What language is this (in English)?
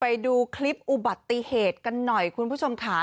Thai